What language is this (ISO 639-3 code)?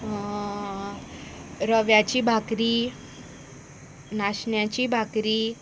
kok